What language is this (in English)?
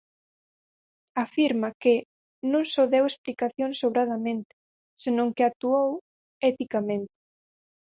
Galician